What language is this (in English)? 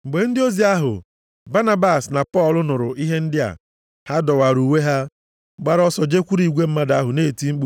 Igbo